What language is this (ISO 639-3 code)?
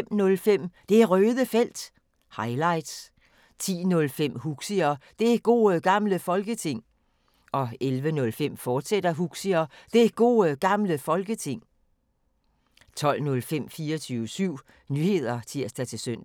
dan